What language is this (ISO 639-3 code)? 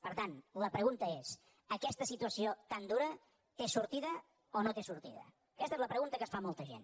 cat